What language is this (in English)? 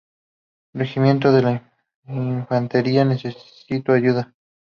Spanish